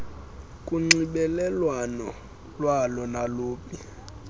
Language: Xhosa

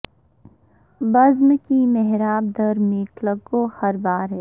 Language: Urdu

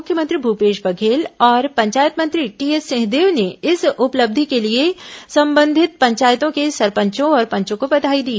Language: Hindi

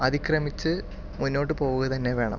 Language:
Malayalam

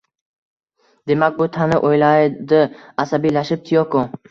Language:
Uzbek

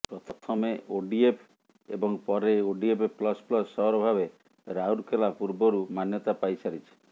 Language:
Odia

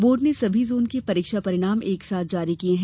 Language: Hindi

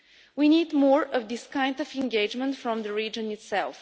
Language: English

